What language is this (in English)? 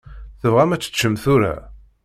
Kabyle